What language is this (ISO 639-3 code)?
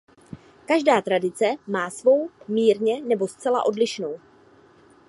ces